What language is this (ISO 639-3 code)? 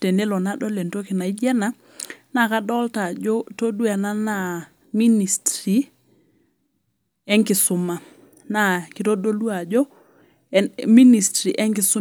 mas